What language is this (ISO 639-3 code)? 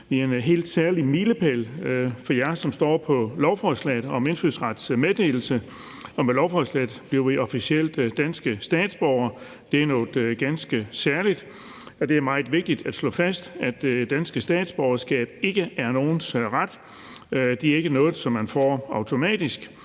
dan